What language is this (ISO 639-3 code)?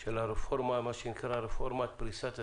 heb